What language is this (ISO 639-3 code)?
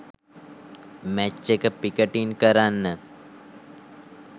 sin